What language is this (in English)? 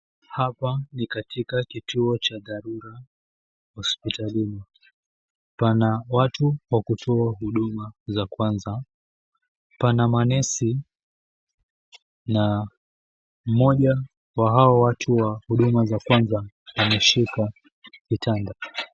Swahili